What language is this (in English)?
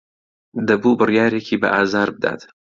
Central Kurdish